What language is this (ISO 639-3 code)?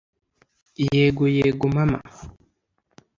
kin